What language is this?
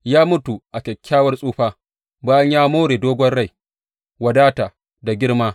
Hausa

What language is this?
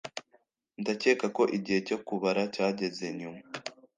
Kinyarwanda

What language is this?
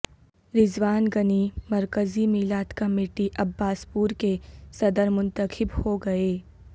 Urdu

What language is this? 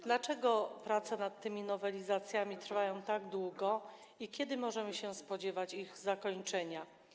Polish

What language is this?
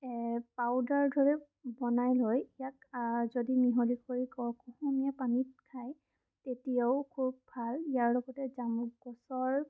Assamese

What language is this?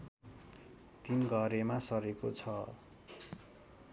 Nepali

